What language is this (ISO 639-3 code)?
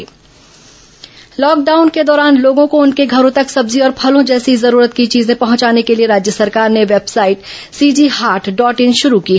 hin